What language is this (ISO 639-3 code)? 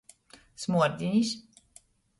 ltg